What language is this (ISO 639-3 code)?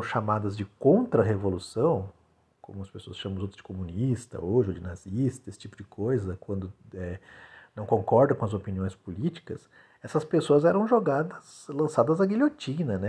por